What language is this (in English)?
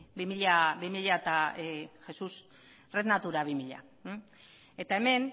Basque